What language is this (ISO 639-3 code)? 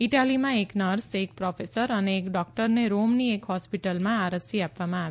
guj